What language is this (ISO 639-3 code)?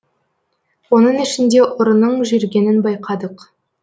kaz